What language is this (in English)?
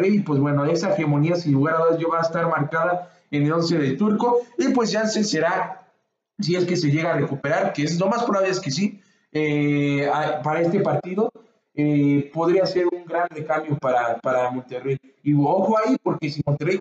Spanish